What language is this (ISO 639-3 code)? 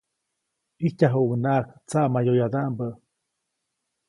zoc